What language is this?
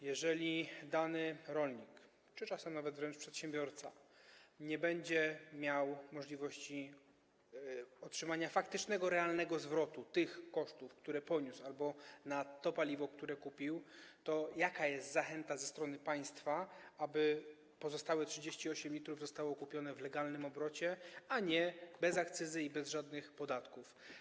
Polish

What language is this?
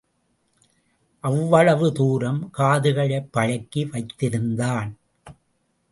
Tamil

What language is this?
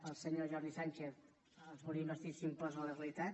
Catalan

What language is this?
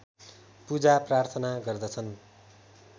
Nepali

